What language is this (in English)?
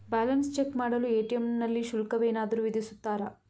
Kannada